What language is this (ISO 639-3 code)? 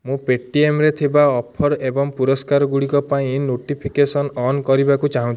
ori